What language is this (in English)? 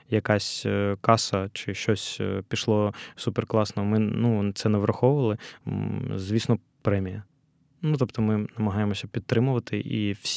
Ukrainian